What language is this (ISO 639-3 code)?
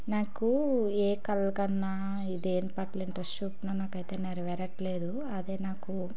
tel